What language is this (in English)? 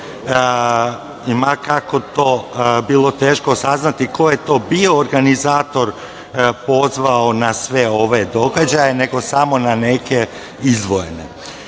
Serbian